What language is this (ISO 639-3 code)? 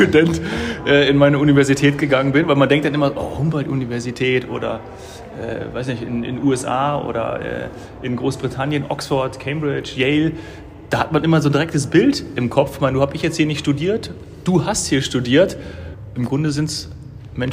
deu